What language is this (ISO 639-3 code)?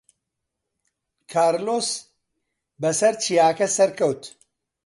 ckb